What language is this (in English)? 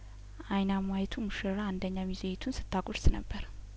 Amharic